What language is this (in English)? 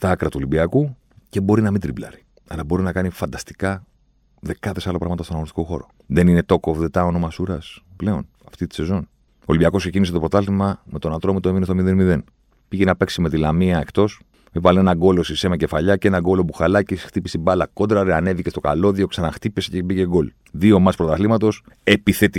Greek